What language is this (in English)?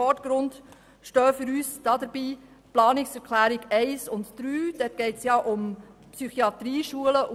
Swiss German